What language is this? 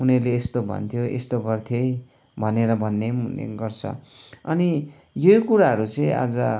Nepali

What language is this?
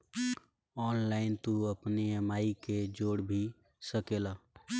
Bhojpuri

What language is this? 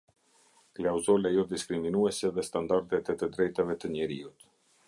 Albanian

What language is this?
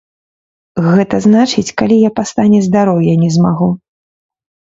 Belarusian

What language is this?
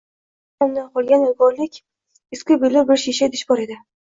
Uzbek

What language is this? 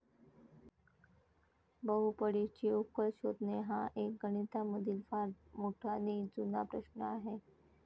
Marathi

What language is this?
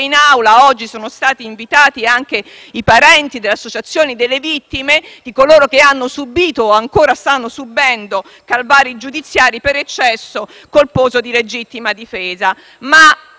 Italian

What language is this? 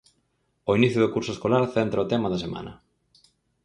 Galician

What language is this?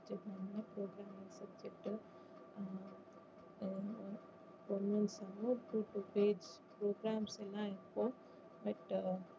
Tamil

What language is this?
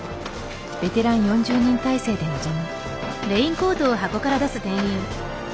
Japanese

